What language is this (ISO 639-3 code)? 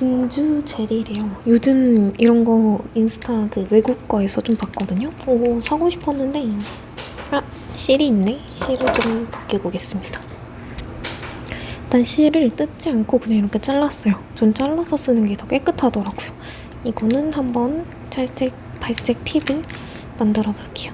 kor